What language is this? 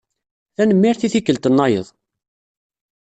Kabyle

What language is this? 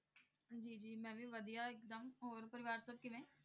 Punjabi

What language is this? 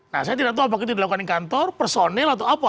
Indonesian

